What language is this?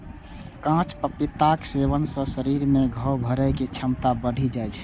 Maithili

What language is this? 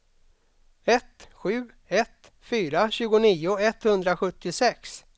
Swedish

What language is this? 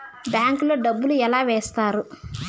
Telugu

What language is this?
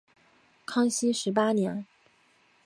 Chinese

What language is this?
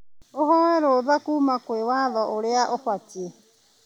Kikuyu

